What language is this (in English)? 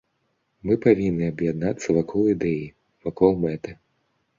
Belarusian